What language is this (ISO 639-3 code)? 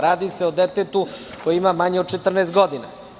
srp